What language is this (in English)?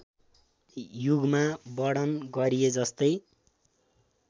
Nepali